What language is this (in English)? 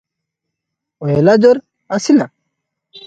Odia